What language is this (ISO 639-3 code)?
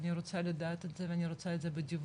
heb